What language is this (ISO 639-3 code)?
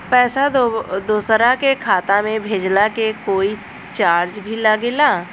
bho